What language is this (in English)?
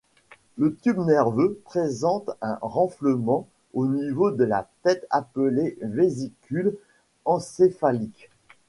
French